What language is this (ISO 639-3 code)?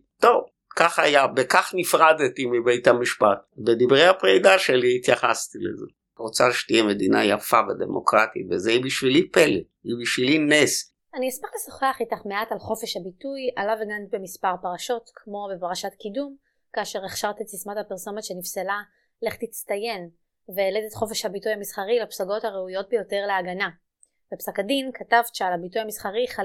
heb